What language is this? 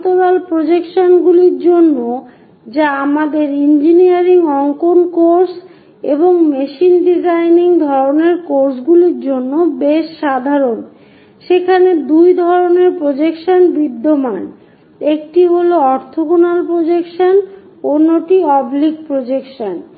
Bangla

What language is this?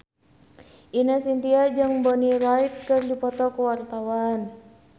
Sundanese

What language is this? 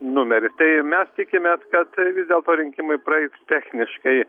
Lithuanian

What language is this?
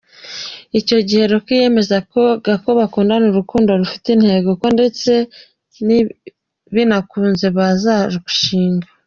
Kinyarwanda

